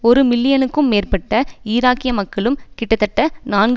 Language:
Tamil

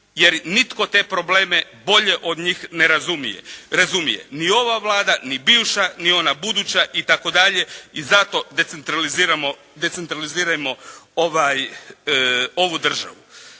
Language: Croatian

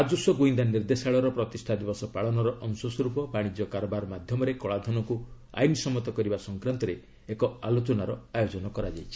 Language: Odia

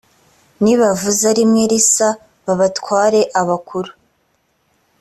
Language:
Kinyarwanda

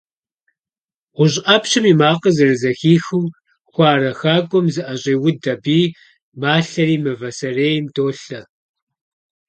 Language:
Kabardian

